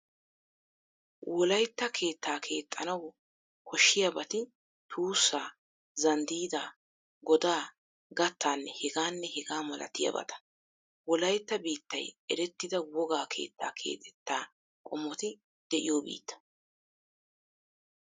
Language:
Wolaytta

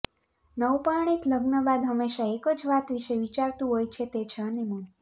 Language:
Gujarati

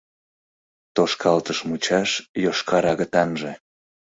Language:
Mari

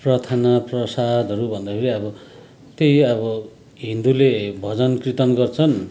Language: Nepali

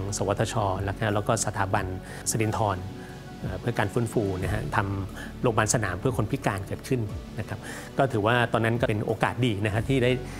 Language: Thai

